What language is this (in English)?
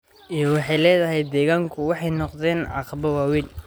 Somali